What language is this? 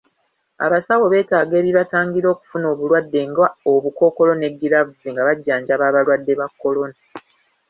Ganda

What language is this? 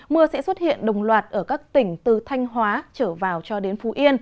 Vietnamese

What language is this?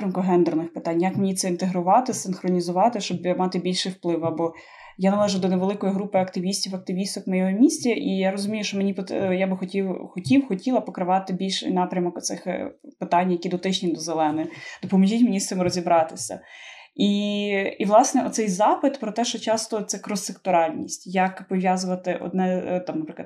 Ukrainian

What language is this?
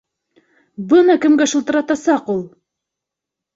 Bashkir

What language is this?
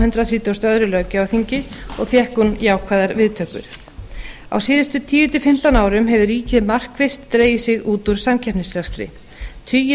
Icelandic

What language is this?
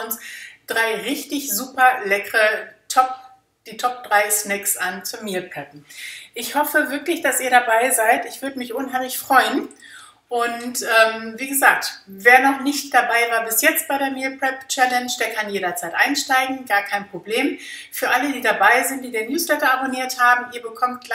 German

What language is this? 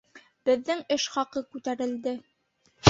Bashkir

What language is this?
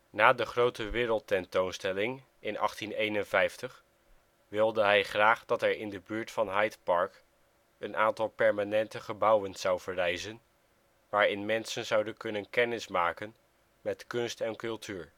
Dutch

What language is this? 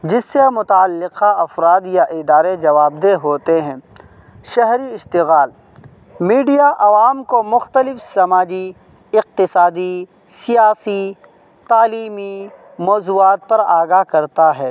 Urdu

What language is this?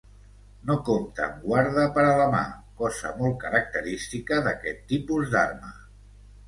Catalan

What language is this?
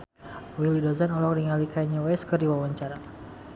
Sundanese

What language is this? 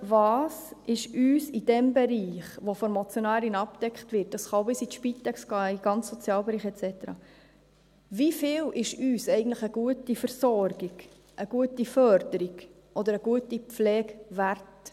Swiss German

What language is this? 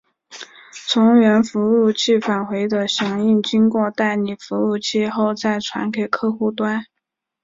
Chinese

